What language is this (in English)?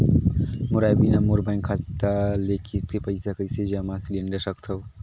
Chhattisgarhi